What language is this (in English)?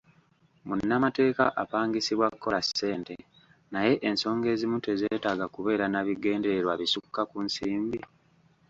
Ganda